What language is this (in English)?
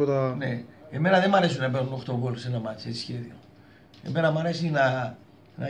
Greek